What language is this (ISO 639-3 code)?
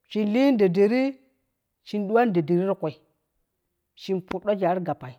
kuh